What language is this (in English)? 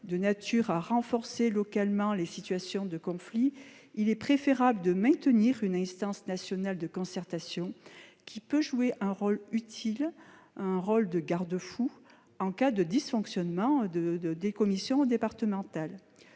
French